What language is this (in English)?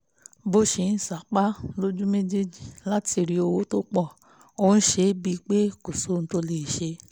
Yoruba